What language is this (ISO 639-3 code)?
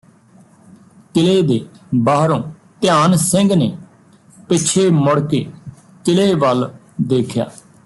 pan